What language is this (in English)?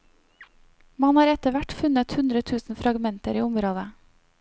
Norwegian